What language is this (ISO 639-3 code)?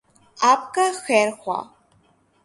urd